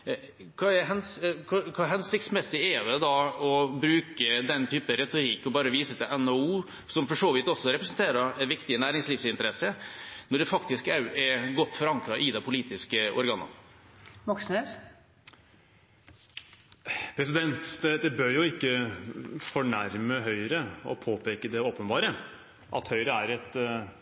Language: Norwegian Bokmål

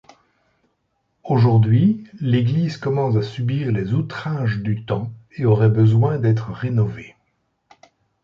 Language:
French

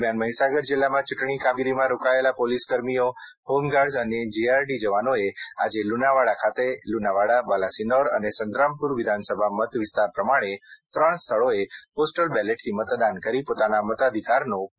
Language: Gujarati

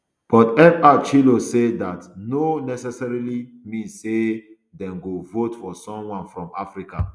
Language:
Nigerian Pidgin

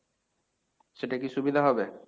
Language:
Bangla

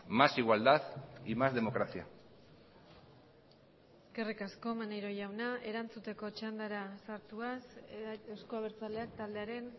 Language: Basque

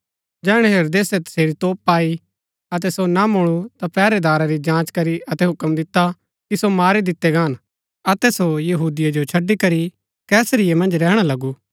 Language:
Gaddi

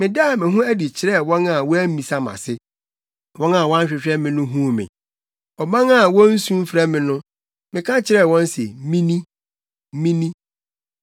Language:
Akan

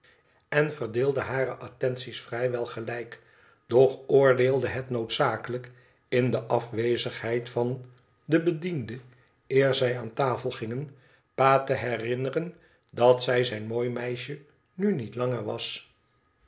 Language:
Dutch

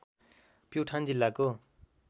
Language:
Nepali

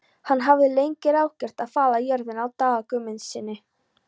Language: Icelandic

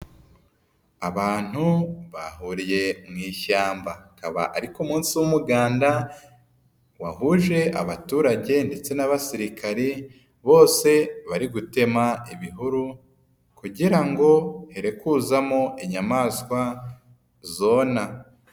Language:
Kinyarwanda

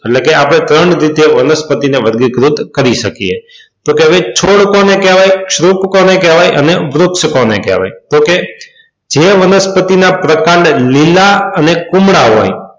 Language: Gujarati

